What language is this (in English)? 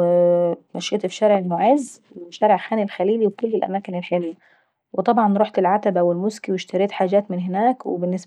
Saidi Arabic